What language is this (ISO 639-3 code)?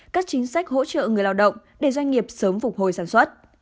vie